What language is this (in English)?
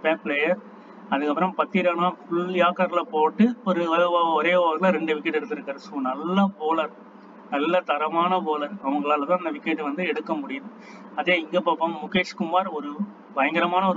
Tamil